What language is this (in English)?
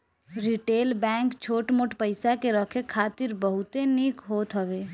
Bhojpuri